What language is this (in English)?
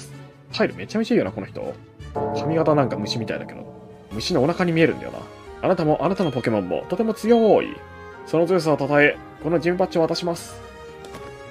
Japanese